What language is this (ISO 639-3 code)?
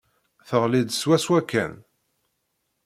kab